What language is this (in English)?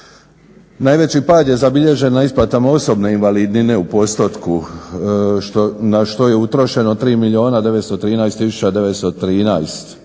Croatian